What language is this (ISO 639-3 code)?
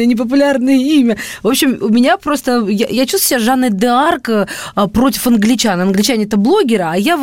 rus